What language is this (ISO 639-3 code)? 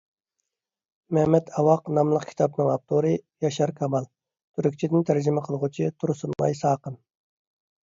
uig